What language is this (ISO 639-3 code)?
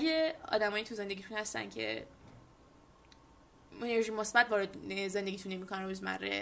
fas